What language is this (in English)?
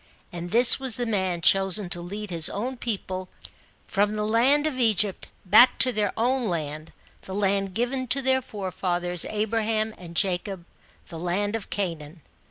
English